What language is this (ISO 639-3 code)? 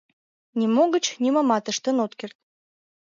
chm